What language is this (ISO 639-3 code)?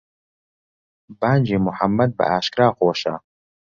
ckb